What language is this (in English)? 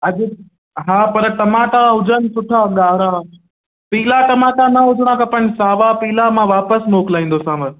Sindhi